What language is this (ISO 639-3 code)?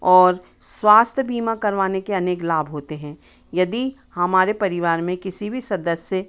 hin